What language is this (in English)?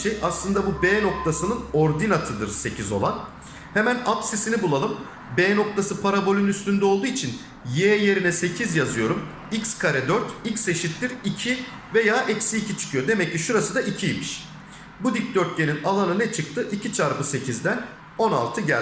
Turkish